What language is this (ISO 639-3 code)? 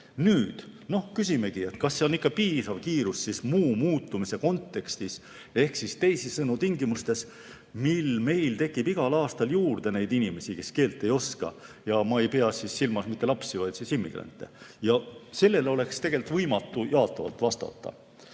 est